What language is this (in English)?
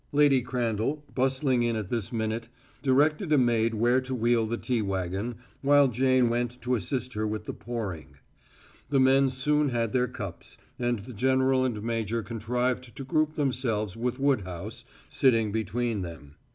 English